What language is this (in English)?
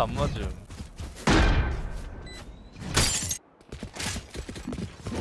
Korean